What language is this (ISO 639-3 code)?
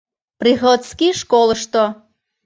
chm